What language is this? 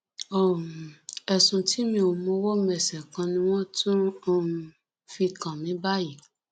Yoruba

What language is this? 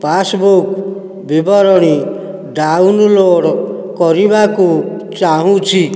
Odia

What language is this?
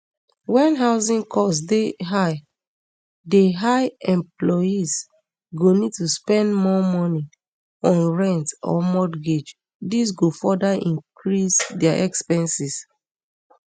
Nigerian Pidgin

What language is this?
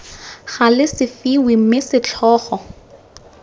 Tswana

